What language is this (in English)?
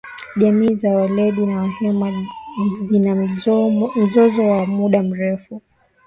Swahili